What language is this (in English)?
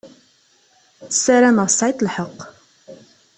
Kabyle